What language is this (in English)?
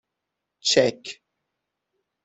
Persian